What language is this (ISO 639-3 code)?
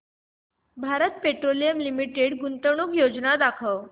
mar